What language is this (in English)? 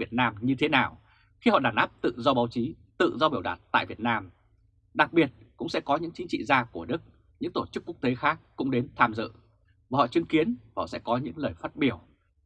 Vietnamese